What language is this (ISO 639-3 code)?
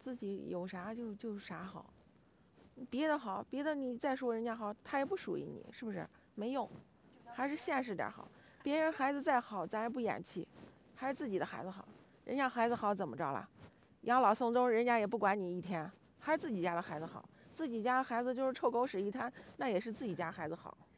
zho